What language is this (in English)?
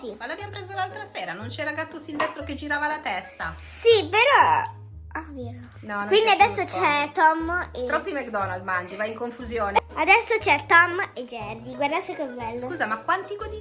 Italian